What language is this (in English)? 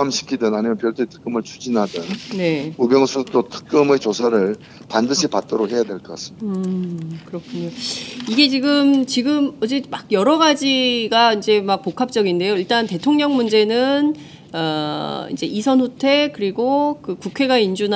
Korean